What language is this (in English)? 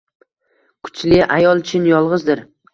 Uzbek